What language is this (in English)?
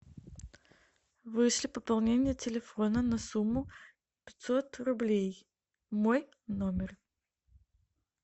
Russian